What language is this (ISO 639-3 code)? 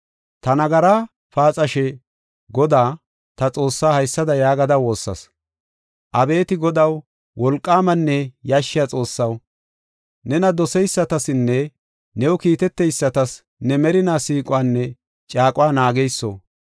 gof